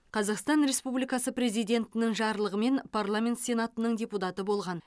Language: Kazakh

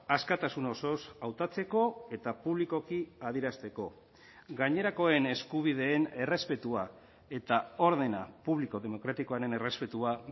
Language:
Basque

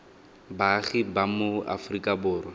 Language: Tswana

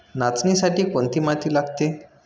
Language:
Marathi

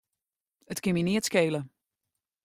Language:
Western Frisian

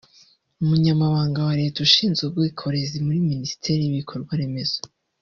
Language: Kinyarwanda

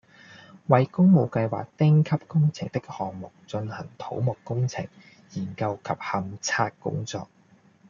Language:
Cantonese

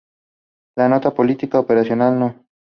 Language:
Spanish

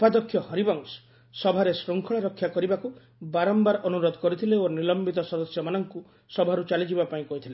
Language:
Odia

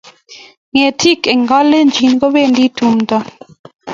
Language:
Kalenjin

